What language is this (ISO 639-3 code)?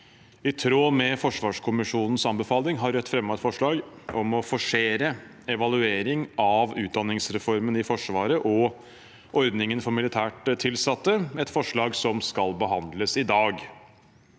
nor